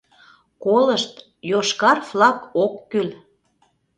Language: Mari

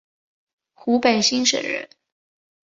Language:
Chinese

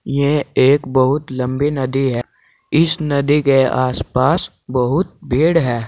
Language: Hindi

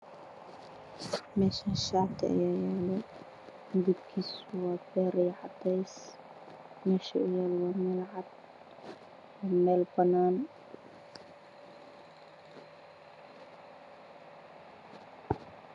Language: Somali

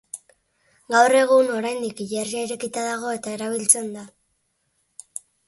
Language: Basque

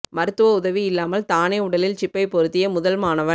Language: Tamil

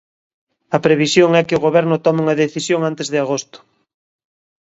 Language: Galician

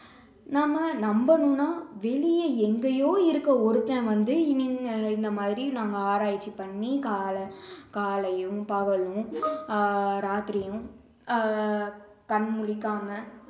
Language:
Tamil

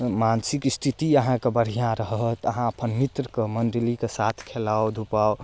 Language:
Maithili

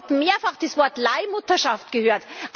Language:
German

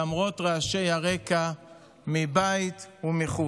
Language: Hebrew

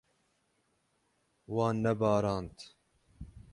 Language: Kurdish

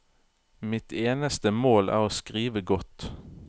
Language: Norwegian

